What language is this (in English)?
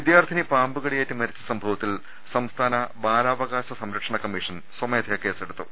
Malayalam